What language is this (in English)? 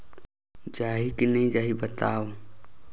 Chhattisgarhi